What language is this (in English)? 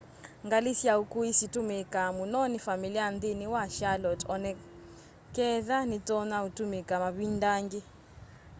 Kamba